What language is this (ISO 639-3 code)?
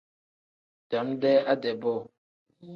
kdh